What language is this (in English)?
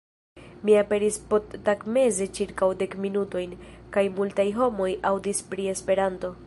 Esperanto